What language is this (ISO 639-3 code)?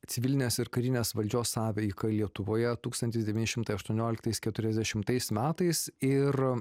lit